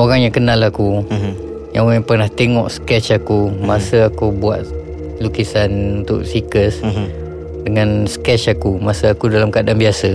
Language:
Malay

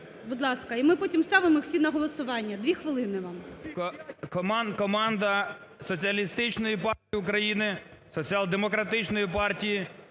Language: Ukrainian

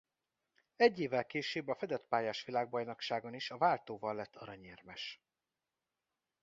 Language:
Hungarian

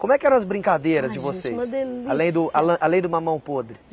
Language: Portuguese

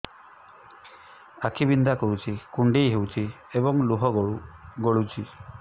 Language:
Odia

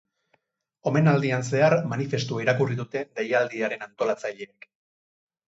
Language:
Basque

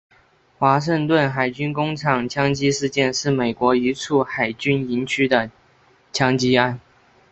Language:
Chinese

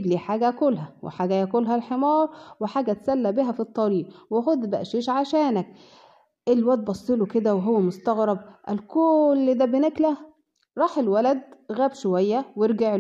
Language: Arabic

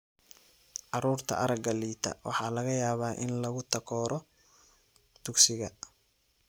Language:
Somali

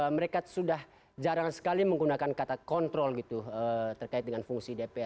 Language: Indonesian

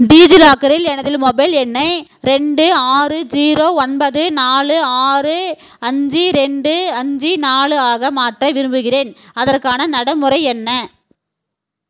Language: Tamil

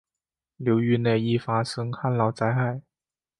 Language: Chinese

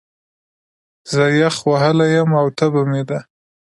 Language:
Pashto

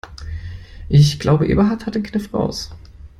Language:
German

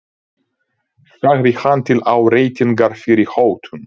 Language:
Icelandic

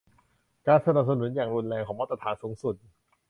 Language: Thai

